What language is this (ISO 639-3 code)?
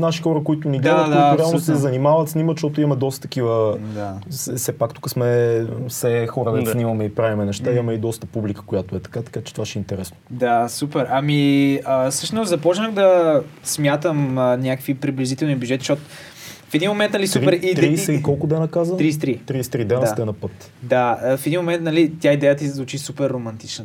bul